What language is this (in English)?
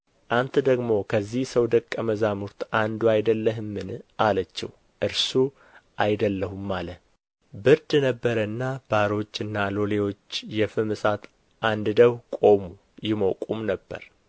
Amharic